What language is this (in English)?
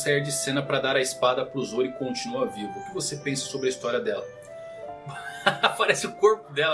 Portuguese